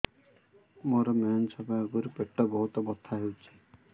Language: Odia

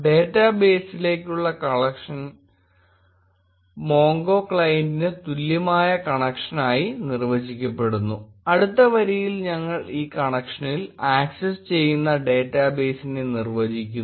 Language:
Malayalam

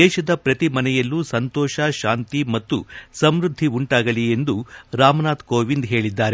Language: Kannada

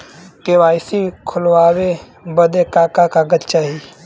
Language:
Bhojpuri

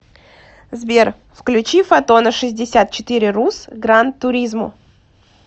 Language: Russian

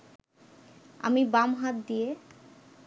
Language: Bangla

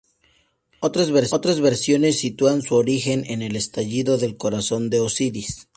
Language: Spanish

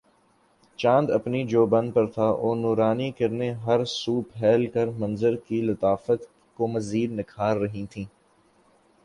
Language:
Urdu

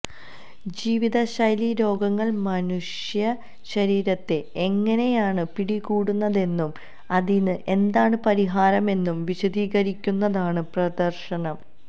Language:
Malayalam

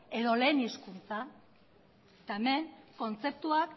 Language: Basque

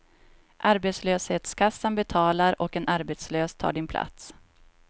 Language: Swedish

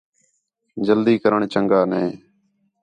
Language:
Khetrani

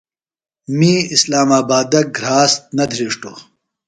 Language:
Phalura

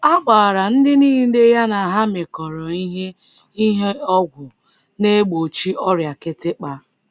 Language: Igbo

